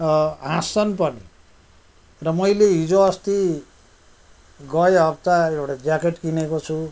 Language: Nepali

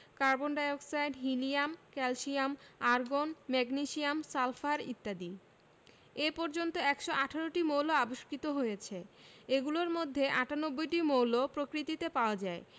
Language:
Bangla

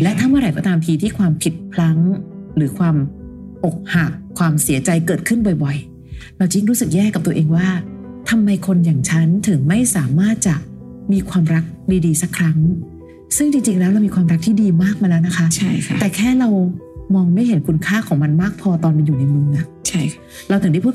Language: Thai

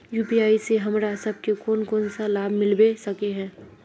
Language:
Magahi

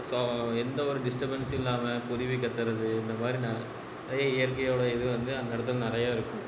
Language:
Tamil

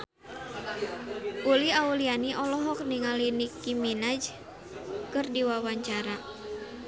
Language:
Sundanese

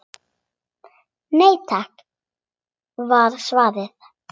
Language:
Icelandic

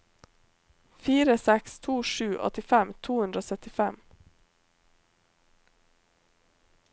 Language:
Norwegian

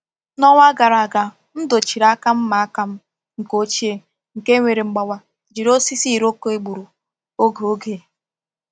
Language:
Igbo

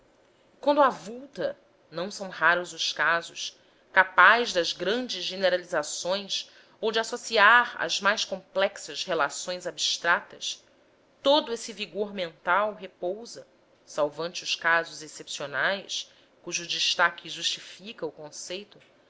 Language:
Portuguese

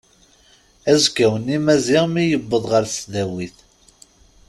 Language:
Kabyle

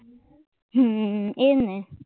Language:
Gujarati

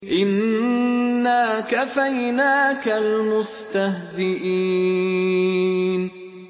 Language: Arabic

